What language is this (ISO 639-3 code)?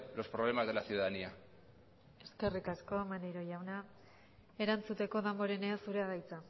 eus